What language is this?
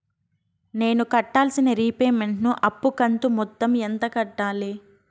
Telugu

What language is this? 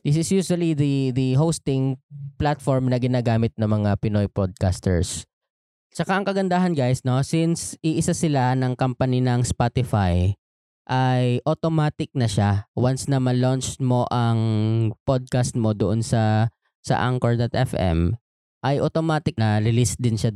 Filipino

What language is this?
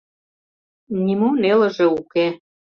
Mari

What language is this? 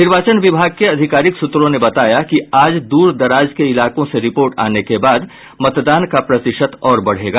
Hindi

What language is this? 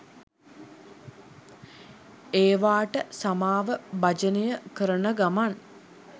Sinhala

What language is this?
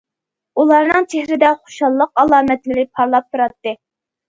Uyghur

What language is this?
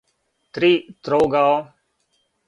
Serbian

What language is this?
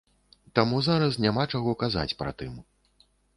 Belarusian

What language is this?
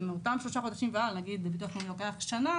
Hebrew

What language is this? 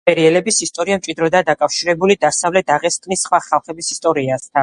Georgian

